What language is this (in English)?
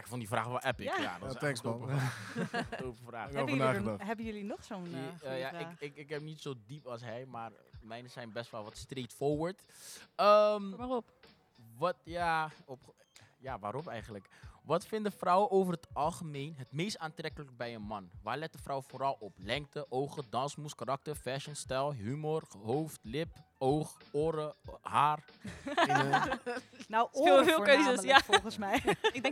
Dutch